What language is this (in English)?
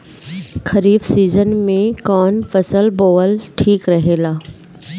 Bhojpuri